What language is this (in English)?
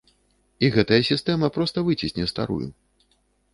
Belarusian